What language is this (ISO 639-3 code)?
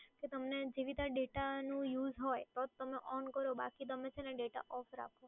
guj